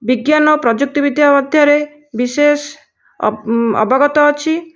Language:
Odia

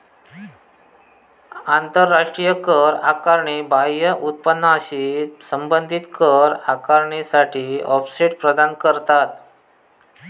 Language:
Marathi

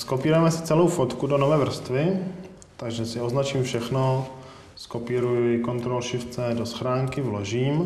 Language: Czech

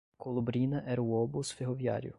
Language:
Portuguese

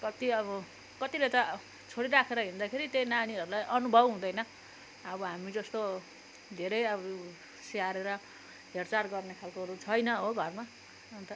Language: Nepali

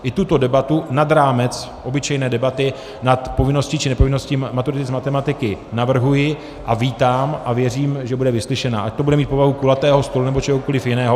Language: Czech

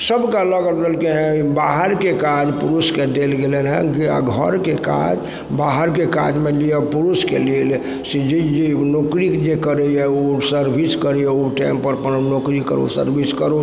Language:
Maithili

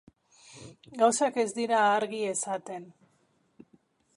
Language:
Basque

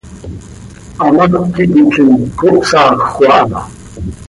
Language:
Seri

